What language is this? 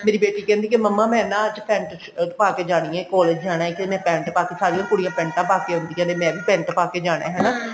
Punjabi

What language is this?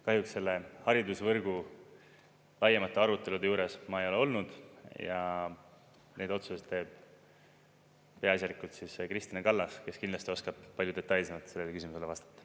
Estonian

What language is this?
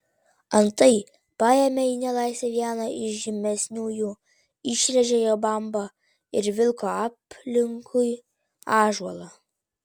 Lithuanian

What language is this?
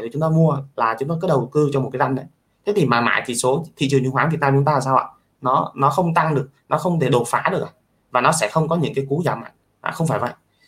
Vietnamese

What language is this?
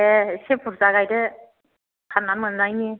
Bodo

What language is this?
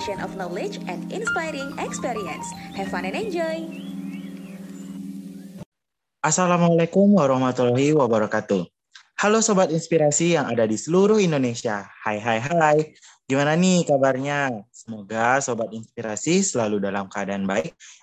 Indonesian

